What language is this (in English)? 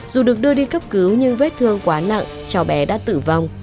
Vietnamese